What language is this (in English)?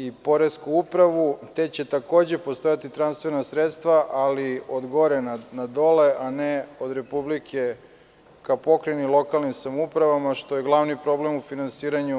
Serbian